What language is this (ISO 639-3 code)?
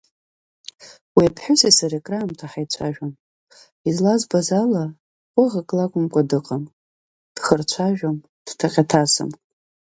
abk